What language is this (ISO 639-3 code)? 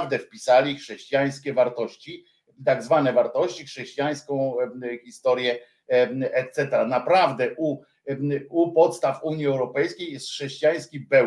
pol